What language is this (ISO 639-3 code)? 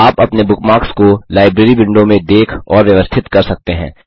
hin